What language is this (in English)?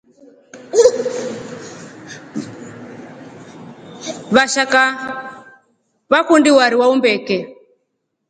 Rombo